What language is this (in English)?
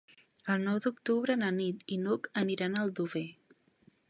Catalan